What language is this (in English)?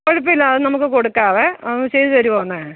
Malayalam